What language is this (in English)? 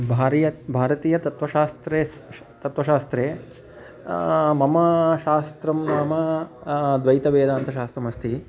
Sanskrit